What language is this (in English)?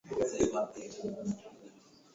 Swahili